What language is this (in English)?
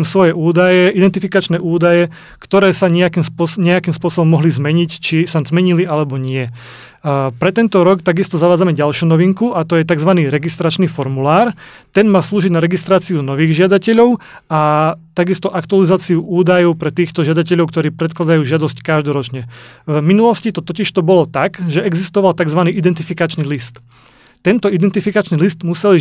Slovak